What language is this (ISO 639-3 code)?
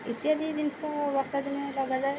ori